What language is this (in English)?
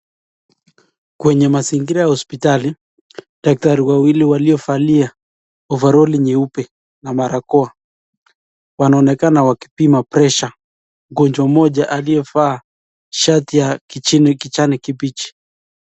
Swahili